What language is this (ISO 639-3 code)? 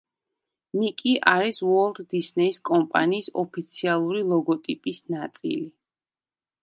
kat